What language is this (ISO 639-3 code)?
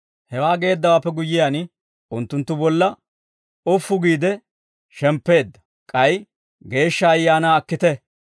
dwr